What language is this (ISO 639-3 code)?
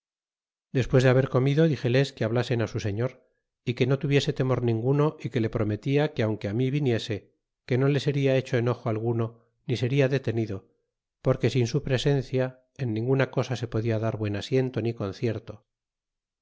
spa